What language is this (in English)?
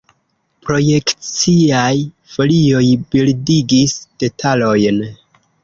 Esperanto